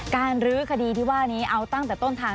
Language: Thai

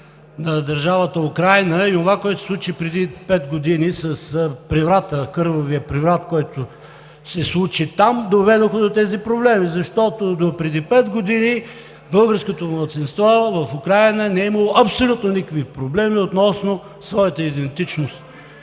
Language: Bulgarian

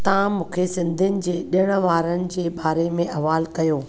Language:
Sindhi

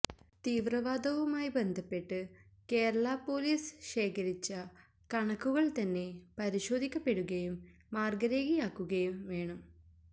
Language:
Malayalam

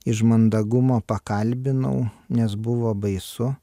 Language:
Lithuanian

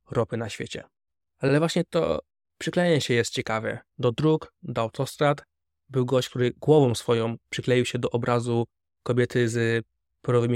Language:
Polish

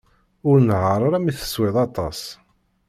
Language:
Kabyle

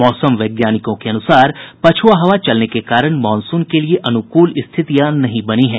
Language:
Hindi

